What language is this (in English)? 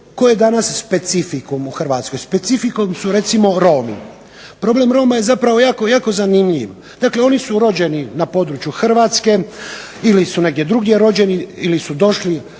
Croatian